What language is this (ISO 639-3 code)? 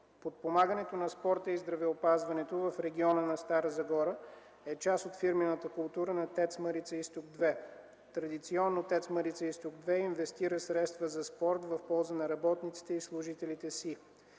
bul